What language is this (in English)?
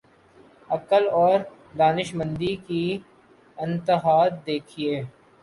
Urdu